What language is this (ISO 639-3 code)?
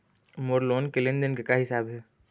hne